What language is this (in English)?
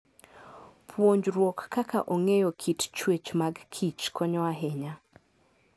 Luo (Kenya and Tanzania)